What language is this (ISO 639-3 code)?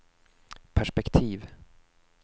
swe